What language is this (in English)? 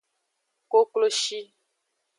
Aja (Benin)